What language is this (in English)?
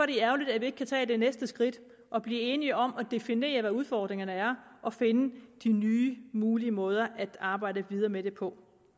Danish